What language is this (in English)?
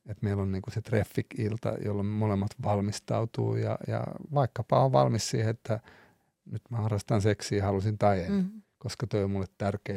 Finnish